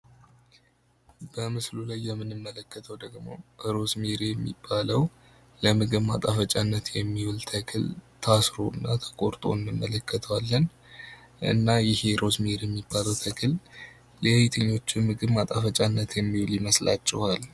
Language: Amharic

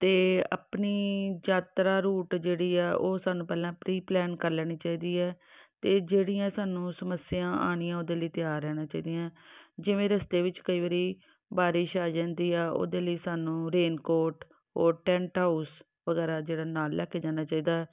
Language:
Punjabi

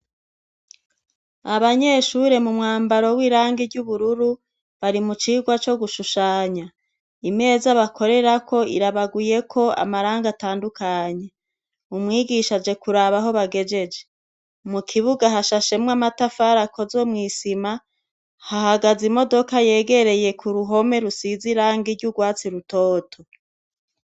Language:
Rundi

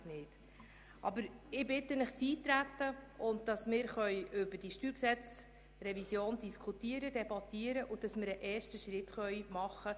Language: Swiss German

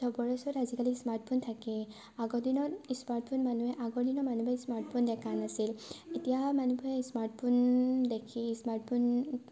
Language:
Assamese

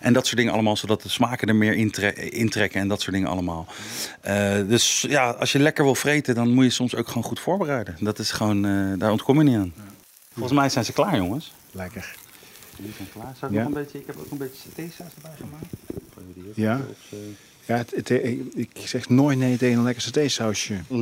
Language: Dutch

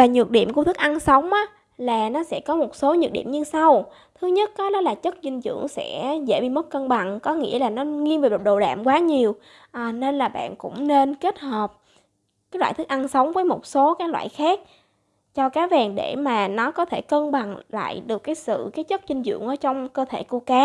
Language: Vietnamese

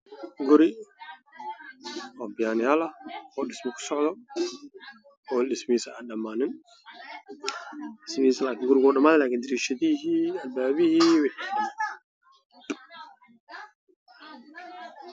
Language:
Somali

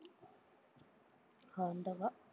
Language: Tamil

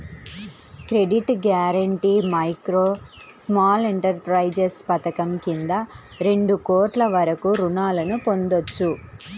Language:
Telugu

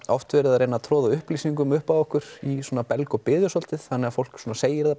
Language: Icelandic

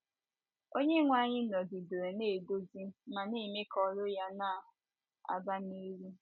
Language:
Igbo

